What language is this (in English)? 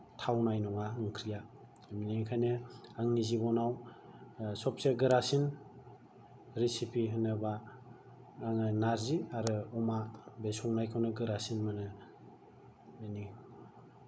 Bodo